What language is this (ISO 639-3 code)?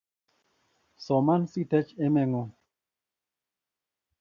kln